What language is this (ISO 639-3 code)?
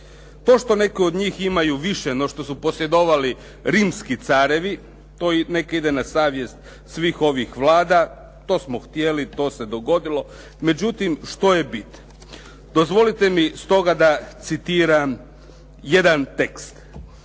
hrv